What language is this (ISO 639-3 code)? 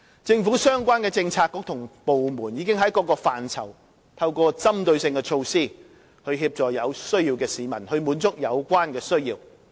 yue